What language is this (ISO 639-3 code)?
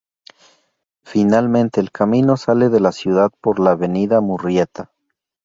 spa